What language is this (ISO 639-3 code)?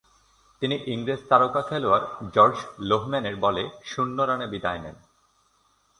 ben